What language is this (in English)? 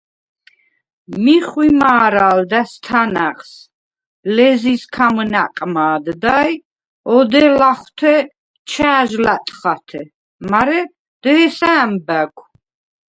Svan